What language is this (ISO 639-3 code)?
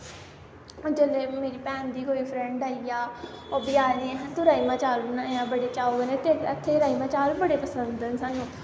doi